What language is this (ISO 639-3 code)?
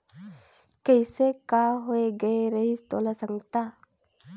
hne